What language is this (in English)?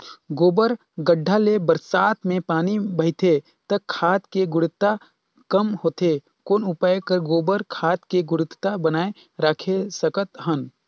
Chhattisgarhi